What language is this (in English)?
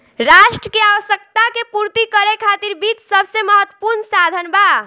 Bhojpuri